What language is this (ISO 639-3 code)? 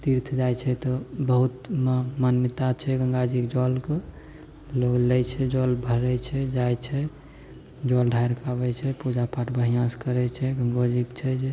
mai